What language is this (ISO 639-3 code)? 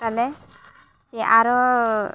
sat